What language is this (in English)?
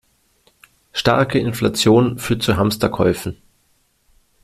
German